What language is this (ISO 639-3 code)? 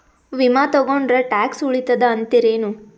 kan